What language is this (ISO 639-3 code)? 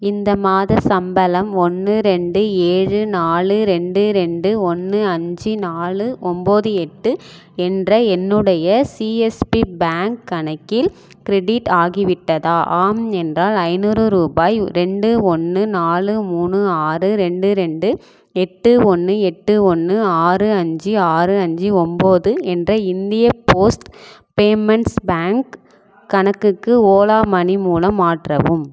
tam